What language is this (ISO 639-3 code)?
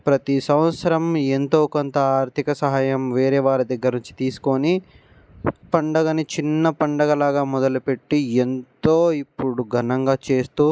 tel